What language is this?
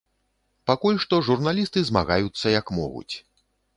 Belarusian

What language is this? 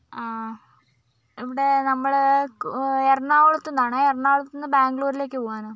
Malayalam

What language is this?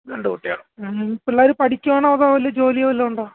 Malayalam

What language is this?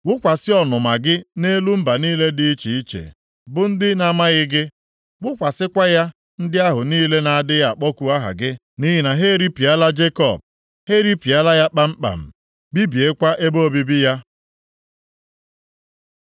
Igbo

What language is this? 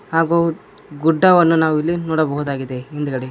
Kannada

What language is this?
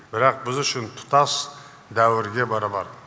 Kazakh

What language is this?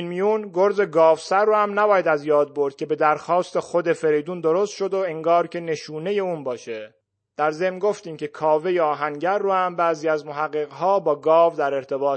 Persian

